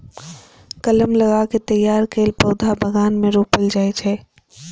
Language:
Maithili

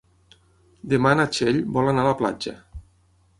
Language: Catalan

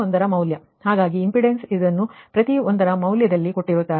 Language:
Kannada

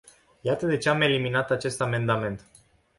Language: Romanian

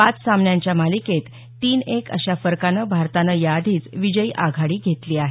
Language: Marathi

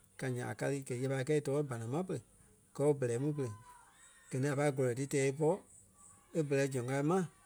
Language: Kpelle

